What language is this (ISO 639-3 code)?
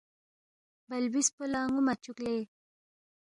bft